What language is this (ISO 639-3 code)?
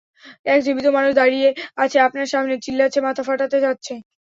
ben